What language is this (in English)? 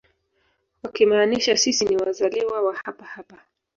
Swahili